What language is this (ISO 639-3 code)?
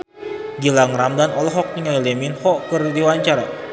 sun